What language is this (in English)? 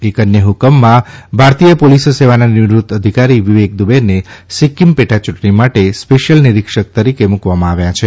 Gujarati